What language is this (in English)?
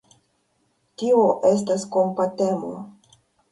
Esperanto